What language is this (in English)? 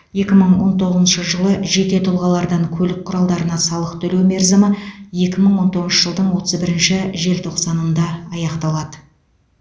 Kazakh